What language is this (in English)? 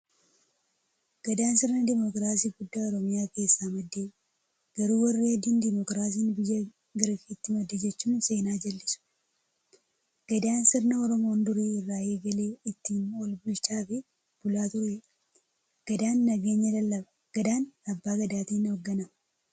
Oromo